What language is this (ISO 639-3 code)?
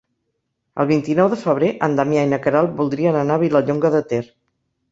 cat